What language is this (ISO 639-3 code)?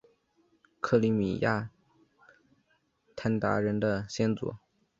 zho